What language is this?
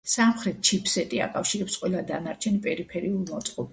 Georgian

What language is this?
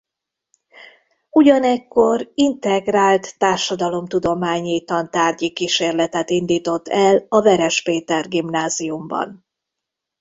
Hungarian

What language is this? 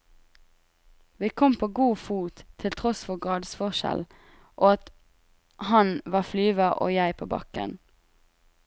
Norwegian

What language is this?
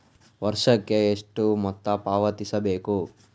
Kannada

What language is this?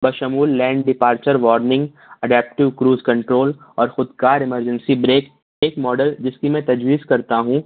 Urdu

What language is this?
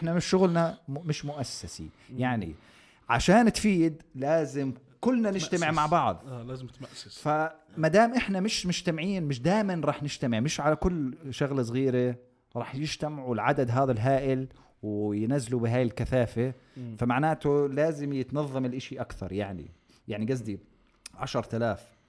Arabic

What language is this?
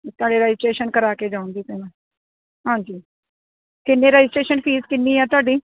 Punjabi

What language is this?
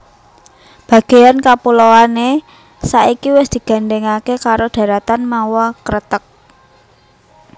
Javanese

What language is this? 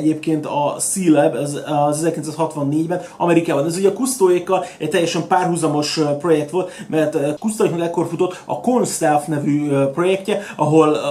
Hungarian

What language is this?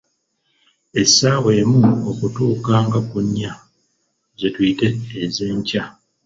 Ganda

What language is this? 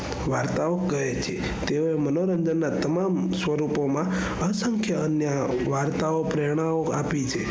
Gujarati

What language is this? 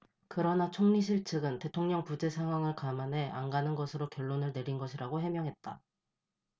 Korean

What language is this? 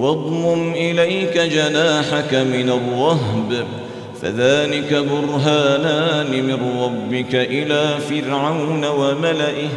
Arabic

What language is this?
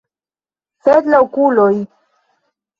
Esperanto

